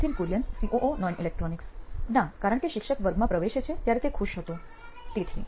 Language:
Gujarati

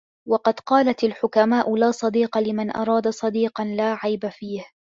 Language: Arabic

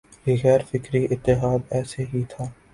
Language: Urdu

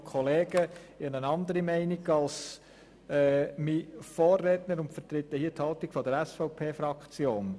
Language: Swiss German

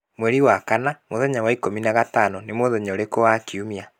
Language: Kikuyu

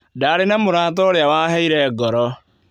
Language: Kikuyu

